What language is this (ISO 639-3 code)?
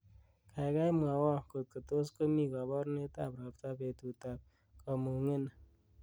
kln